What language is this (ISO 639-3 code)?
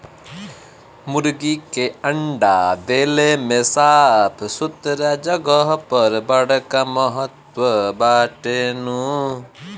bho